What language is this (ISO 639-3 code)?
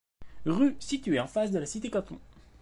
fra